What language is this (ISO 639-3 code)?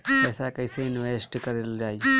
bho